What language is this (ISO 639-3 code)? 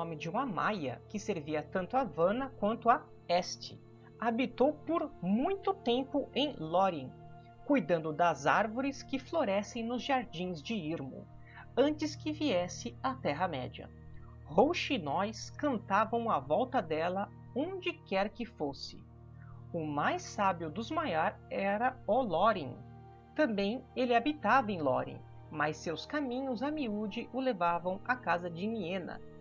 por